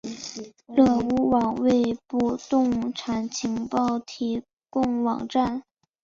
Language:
Chinese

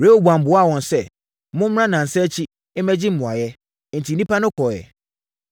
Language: Akan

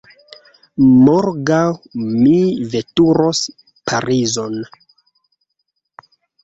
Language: Esperanto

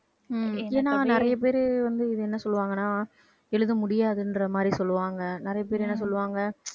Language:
Tamil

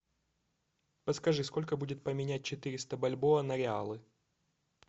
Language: Russian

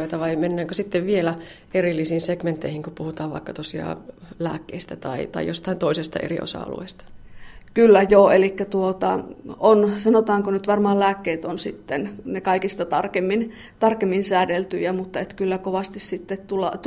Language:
Finnish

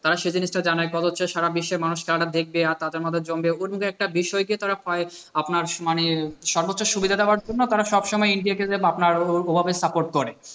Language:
Bangla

